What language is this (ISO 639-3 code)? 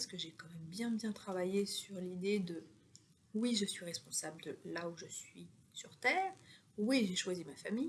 fra